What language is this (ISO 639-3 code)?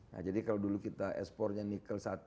ind